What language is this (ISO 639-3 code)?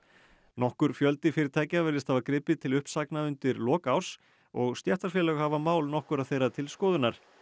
isl